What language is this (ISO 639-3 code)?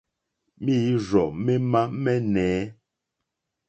bri